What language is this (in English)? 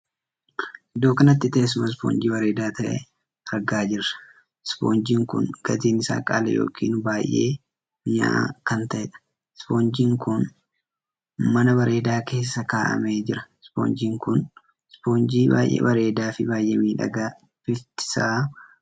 Oromo